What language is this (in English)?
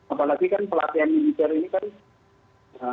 Indonesian